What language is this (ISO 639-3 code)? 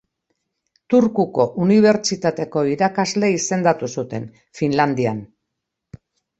eus